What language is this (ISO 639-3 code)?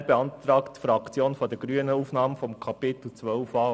gsw